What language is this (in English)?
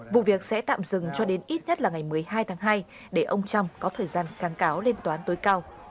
Vietnamese